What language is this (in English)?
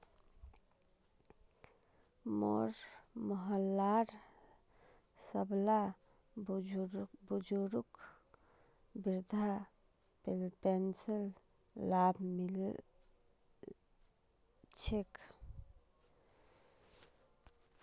Magahi